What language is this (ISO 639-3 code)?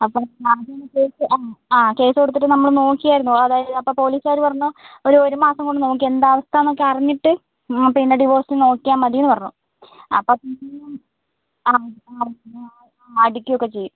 mal